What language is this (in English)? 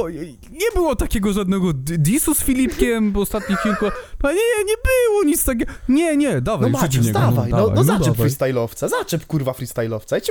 Polish